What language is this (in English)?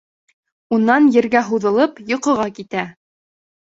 Bashkir